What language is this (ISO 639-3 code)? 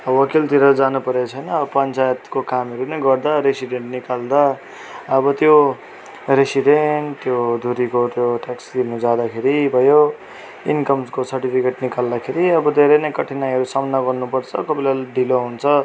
nep